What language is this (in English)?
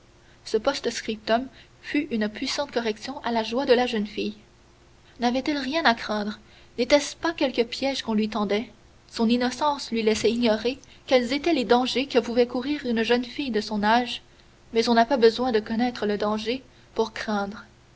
French